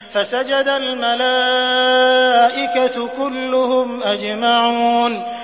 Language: Arabic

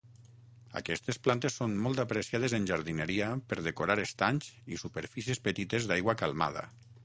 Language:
Catalan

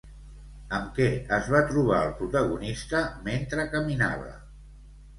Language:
Catalan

